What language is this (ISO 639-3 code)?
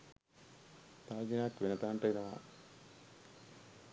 sin